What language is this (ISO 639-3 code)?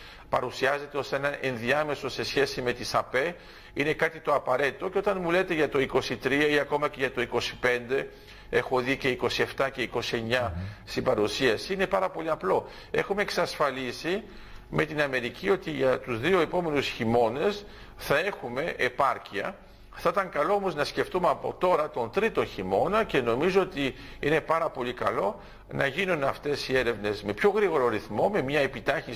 ell